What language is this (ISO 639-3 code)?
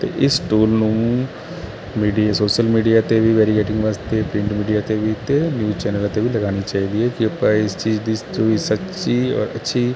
pan